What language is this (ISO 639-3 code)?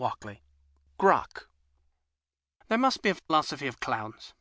eng